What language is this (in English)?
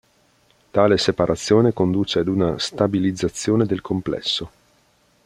Italian